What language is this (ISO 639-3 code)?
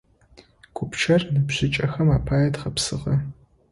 ady